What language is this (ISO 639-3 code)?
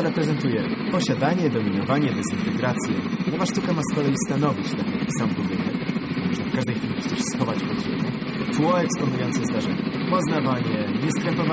pol